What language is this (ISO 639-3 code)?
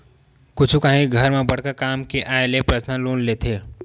hne